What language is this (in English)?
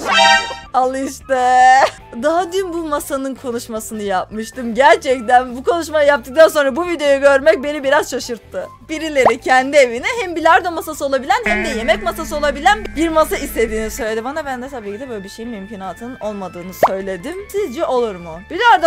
Turkish